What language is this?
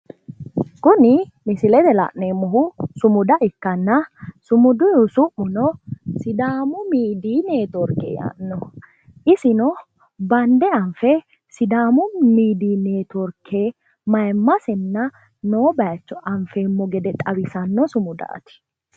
Sidamo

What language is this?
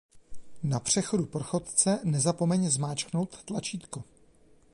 Czech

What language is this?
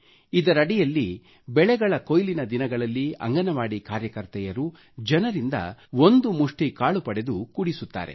Kannada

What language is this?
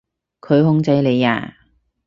Cantonese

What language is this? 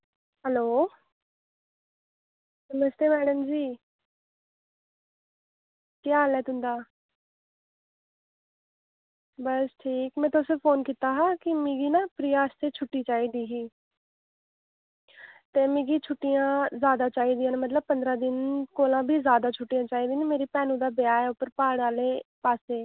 Dogri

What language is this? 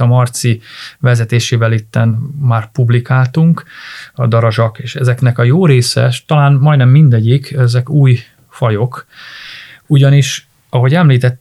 Hungarian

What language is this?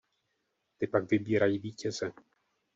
Czech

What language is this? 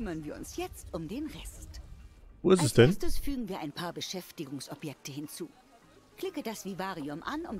German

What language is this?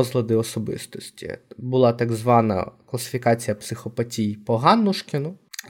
Ukrainian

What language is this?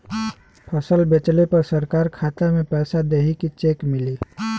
Bhojpuri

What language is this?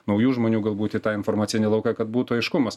Lithuanian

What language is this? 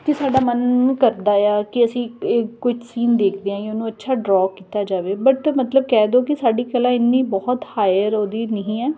Punjabi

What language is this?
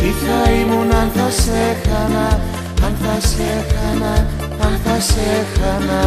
Greek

